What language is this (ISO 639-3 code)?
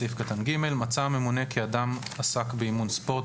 heb